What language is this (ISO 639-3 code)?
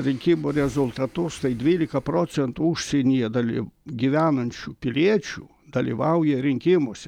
lit